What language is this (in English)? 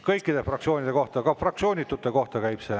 Estonian